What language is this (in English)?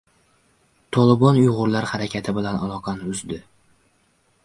Uzbek